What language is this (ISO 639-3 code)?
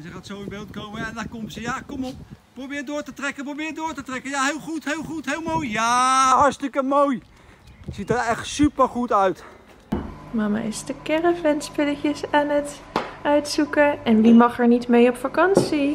nld